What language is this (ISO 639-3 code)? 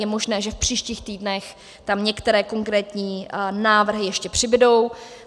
ces